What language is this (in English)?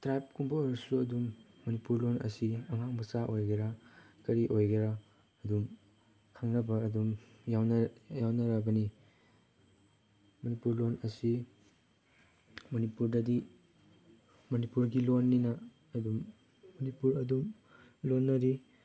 Manipuri